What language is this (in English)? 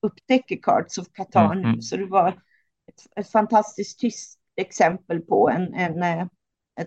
Swedish